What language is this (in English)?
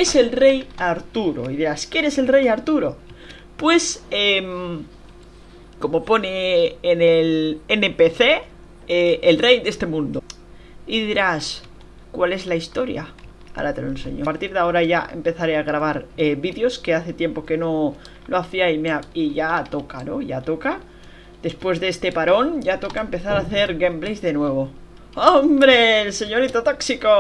Spanish